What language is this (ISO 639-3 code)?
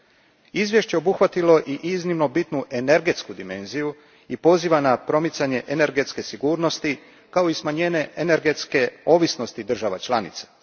hrv